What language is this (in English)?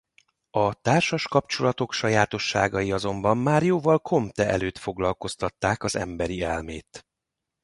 Hungarian